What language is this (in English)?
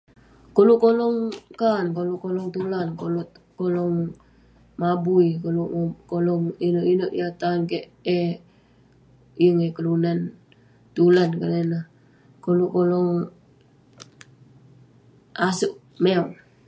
Western Penan